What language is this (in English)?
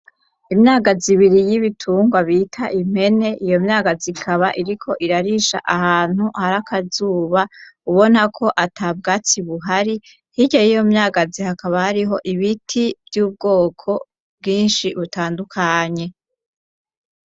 Rundi